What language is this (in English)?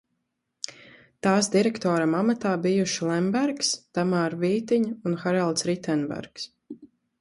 Latvian